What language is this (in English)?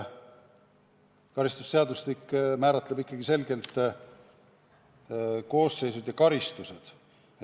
Estonian